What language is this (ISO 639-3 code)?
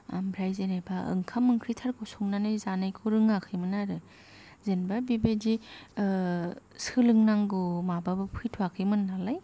brx